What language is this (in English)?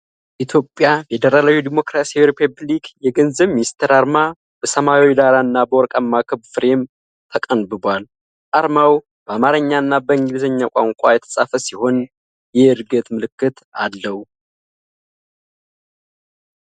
Amharic